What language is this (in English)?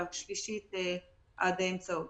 Hebrew